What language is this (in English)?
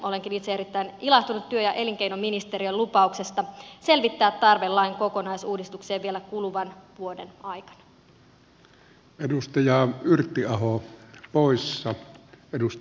Finnish